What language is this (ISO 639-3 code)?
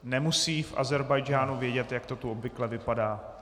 ces